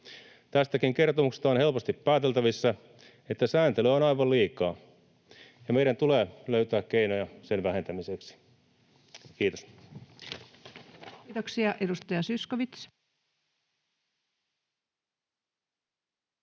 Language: Finnish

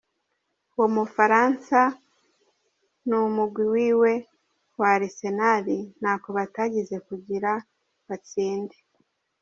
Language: Kinyarwanda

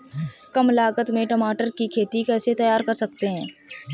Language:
Hindi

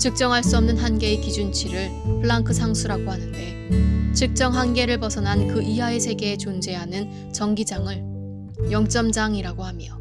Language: Korean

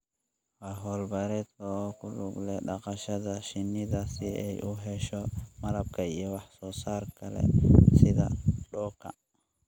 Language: Somali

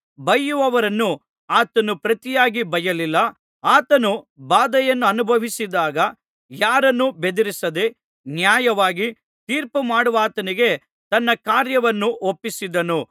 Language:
Kannada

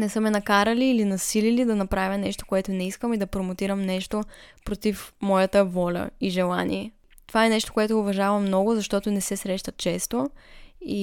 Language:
Bulgarian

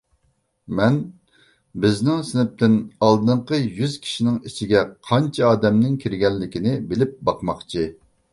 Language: Uyghur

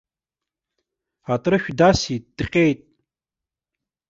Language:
Abkhazian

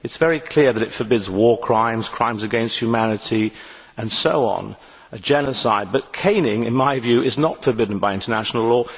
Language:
English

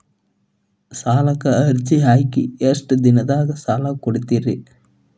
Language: Kannada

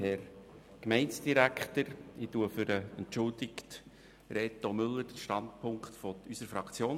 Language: Swiss German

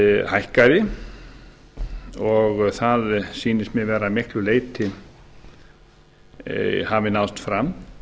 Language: Icelandic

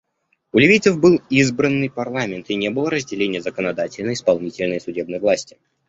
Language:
Russian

